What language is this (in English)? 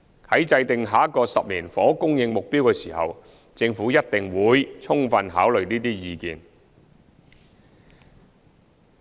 Cantonese